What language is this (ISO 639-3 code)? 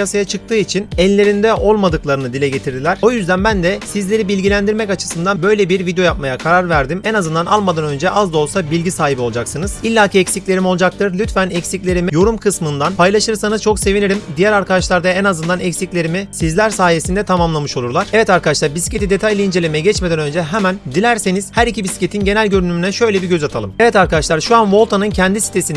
tur